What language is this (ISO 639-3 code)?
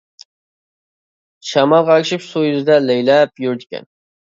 uig